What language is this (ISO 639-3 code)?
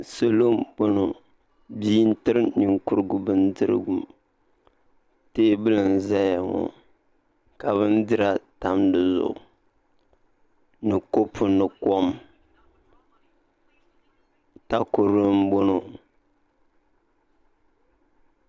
dag